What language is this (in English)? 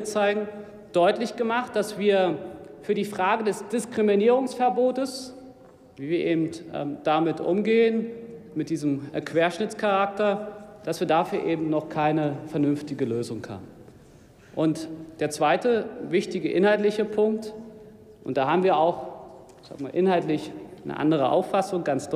German